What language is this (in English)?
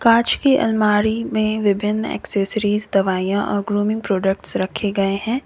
Hindi